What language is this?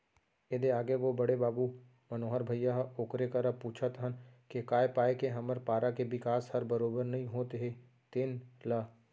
Chhattisgarhi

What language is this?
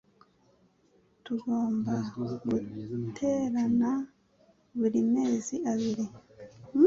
Kinyarwanda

